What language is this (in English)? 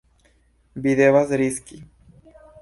Esperanto